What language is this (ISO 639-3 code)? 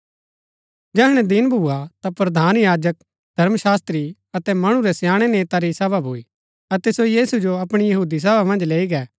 gbk